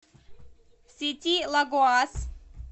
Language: Russian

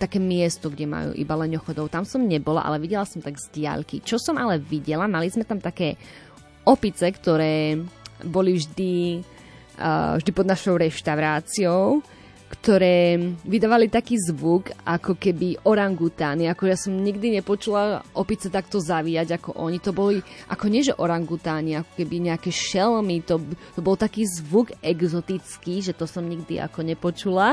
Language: Slovak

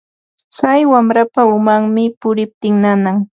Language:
Ambo-Pasco Quechua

